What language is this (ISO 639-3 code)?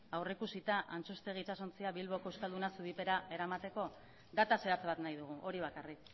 eus